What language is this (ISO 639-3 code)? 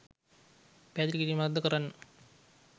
sin